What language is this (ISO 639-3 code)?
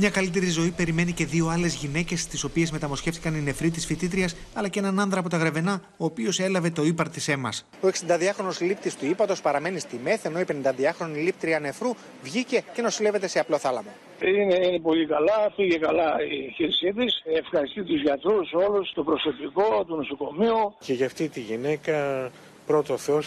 ell